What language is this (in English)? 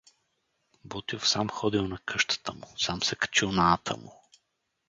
Bulgarian